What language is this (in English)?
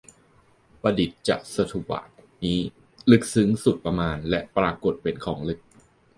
Thai